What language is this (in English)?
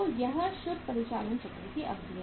Hindi